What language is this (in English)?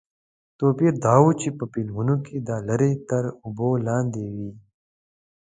Pashto